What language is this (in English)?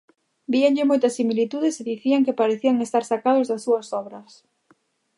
Galician